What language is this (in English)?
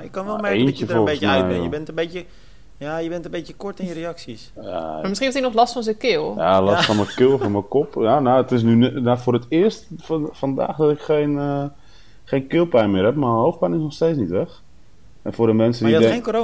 Dutch